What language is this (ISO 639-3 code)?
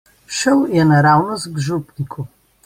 slv